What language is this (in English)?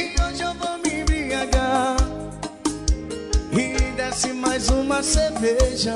Portuguese